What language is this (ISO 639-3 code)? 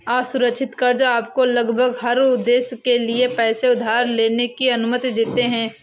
hin